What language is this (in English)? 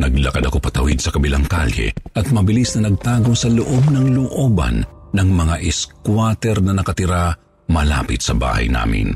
Filipino